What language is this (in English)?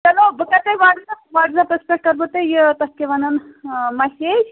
Kashmiri